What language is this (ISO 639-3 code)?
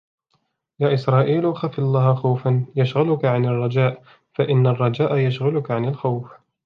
ara